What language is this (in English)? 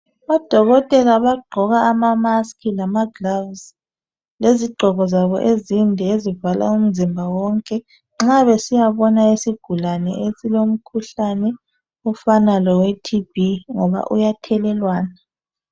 North Ndebele